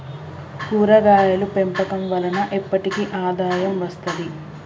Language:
Telugu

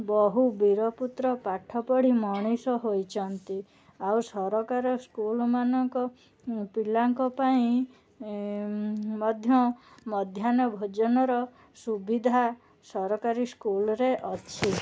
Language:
Odia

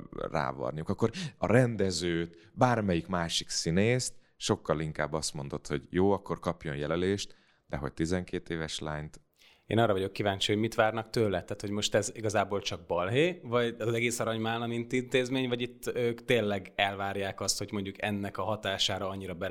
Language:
Hungarian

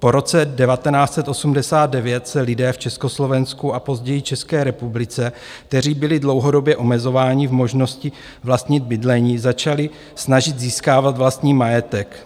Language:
Czech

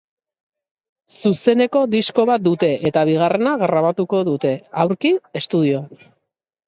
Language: Basque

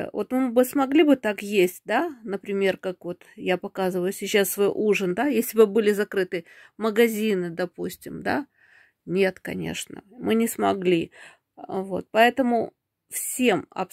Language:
Russian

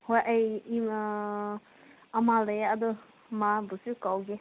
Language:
Manipuri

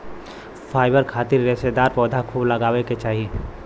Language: Bhojpuri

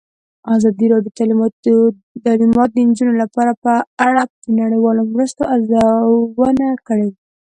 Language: Pashto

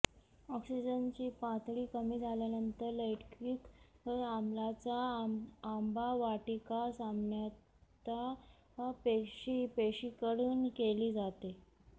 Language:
Marathi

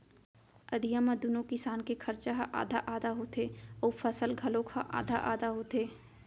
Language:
Chhattisgarhi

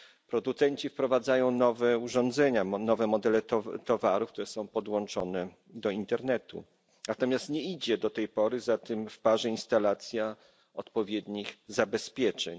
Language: Polish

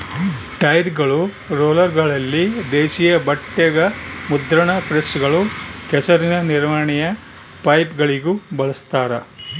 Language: Kannada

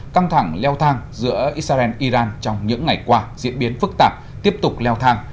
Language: Vietnamese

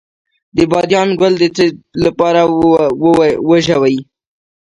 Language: Pashto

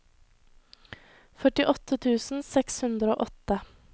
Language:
Norwegian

